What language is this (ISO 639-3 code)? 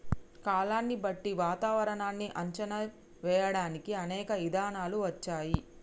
tel